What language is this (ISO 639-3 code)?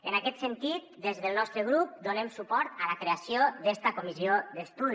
cat